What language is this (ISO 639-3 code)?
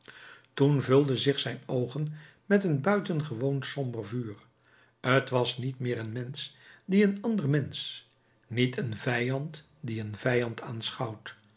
nld